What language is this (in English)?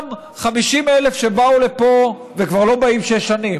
Hebrew